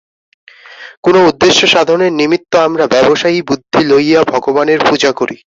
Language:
Bangla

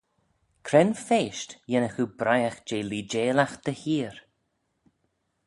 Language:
Manx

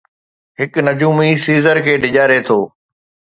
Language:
Sindhi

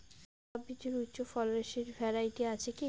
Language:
Bangla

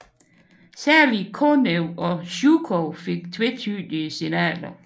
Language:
Danish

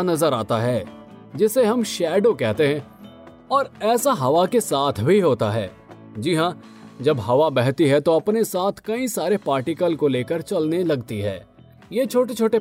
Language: Hindi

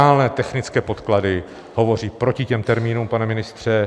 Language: Czech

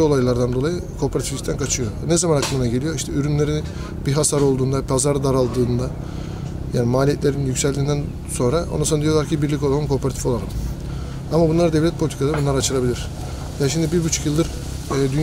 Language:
Turkish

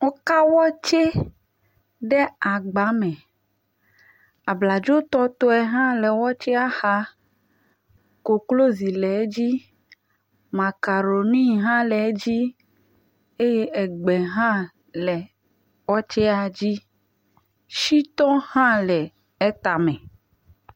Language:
Ewe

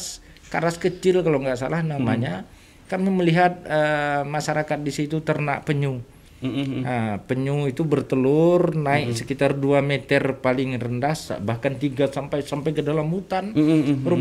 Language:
Indonesian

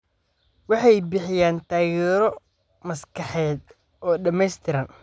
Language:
Somali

